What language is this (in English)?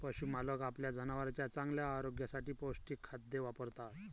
Marathi